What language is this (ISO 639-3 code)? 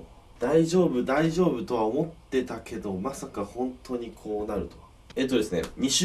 jpn